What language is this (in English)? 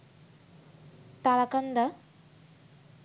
Bangla